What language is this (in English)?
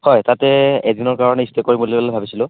Assamese